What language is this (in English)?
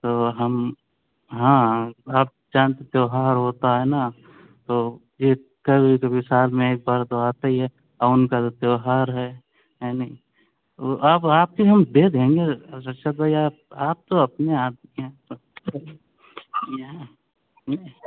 Urdu